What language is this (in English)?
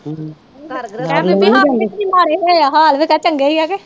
Punjabi